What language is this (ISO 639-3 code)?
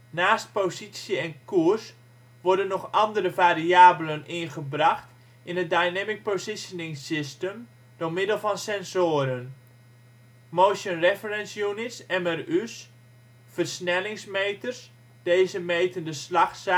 nld